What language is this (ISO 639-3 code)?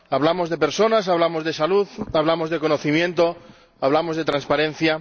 spa